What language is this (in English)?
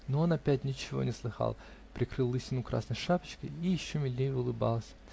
Russian